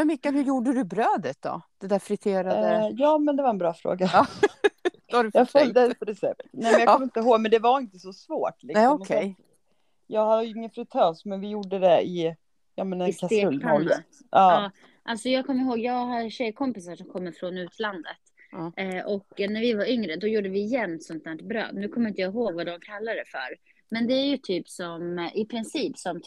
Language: Swedish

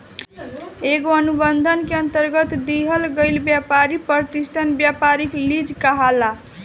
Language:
Bhojpuri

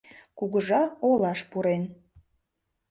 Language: Mari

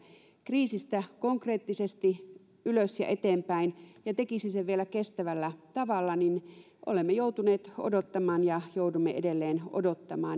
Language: Finnish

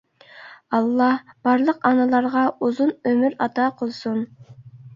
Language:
Uyghur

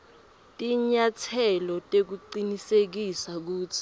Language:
Swati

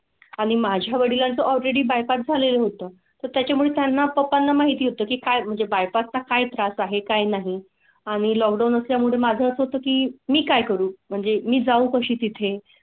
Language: Marathi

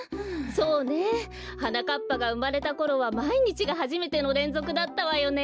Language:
Japanese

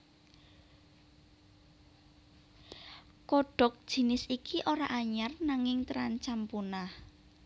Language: Javanese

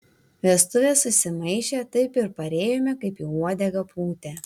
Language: Lithuanian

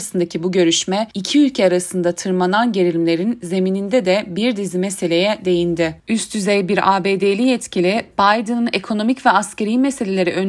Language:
Turkish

